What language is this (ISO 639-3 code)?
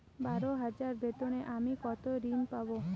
ben